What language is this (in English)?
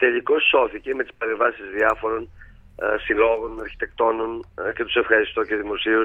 Greek